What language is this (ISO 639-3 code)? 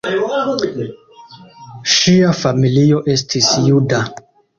epo